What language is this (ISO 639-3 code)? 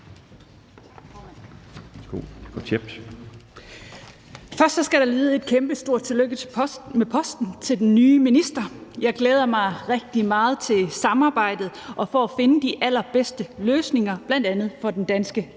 dan